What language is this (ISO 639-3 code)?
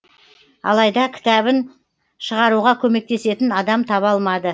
kaz